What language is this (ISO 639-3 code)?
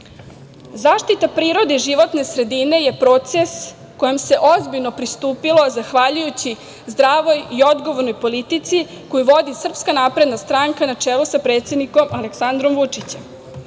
srp